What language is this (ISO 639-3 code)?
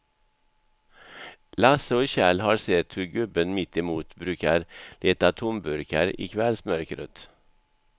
swe